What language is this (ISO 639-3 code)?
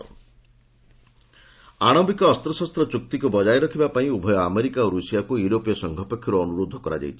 ori